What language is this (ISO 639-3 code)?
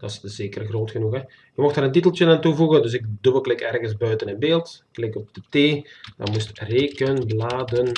nld